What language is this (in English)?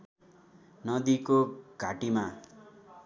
Nepali